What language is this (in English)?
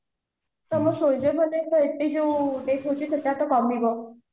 Odia